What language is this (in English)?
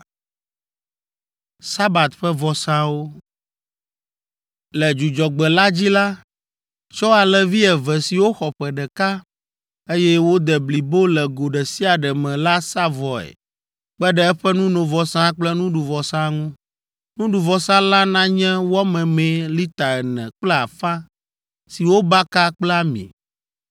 Ewe